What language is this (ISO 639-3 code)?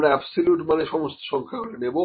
ben